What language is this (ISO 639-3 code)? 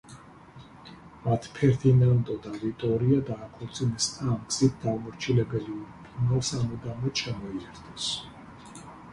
kat